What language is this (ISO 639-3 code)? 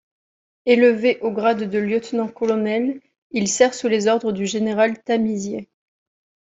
fra